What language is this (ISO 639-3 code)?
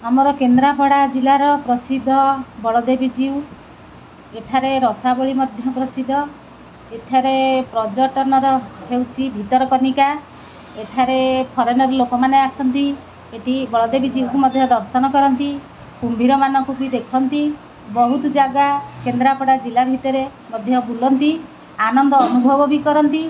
ori